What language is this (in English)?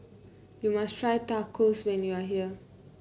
English